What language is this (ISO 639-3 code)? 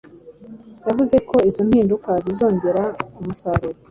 kin